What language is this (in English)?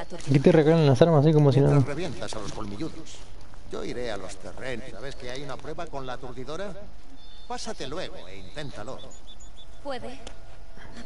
Spanish